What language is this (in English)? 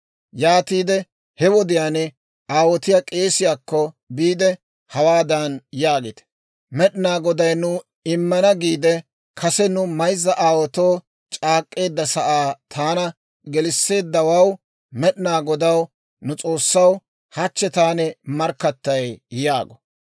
Dawro